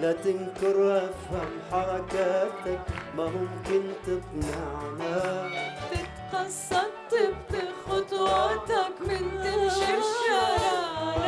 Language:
Arabic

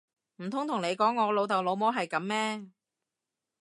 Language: Cantonese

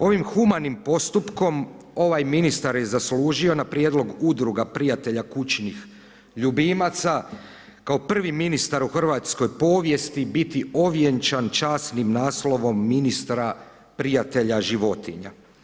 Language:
Croatian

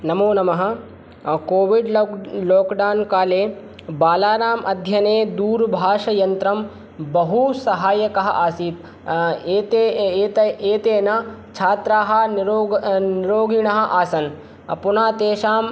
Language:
Sanskrit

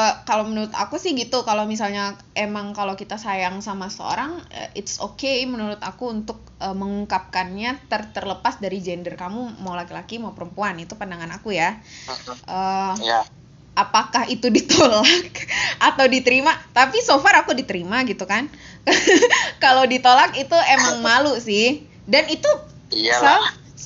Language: Indonesian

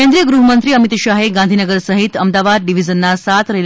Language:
Gujarati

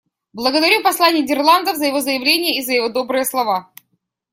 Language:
Russian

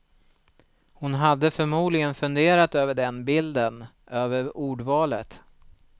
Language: Swedish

